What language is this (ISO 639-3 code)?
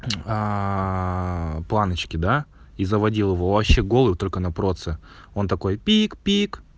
rus